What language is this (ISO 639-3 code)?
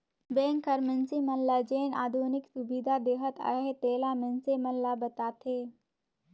hne